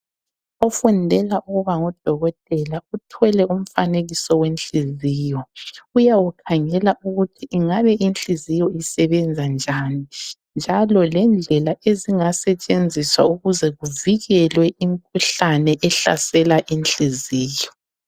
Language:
North Ndebele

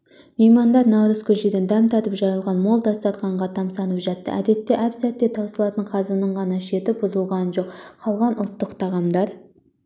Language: Kazakh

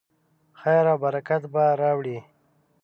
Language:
Pashto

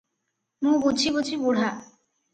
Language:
Odia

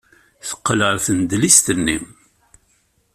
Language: Kabyle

